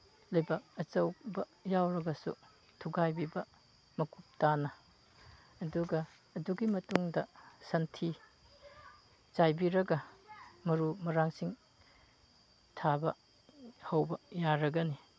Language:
Manipuri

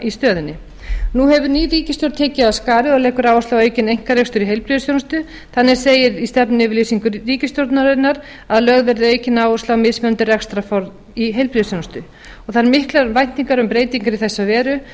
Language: Icelandic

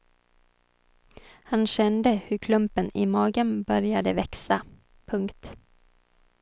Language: Swedish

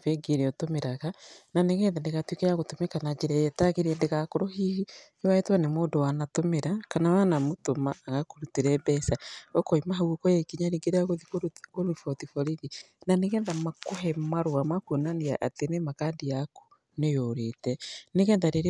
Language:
Kikuyu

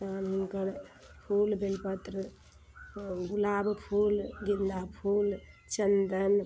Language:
Maithili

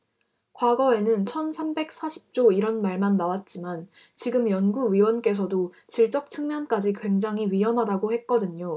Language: Korean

